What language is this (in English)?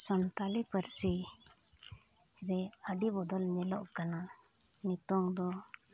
Santali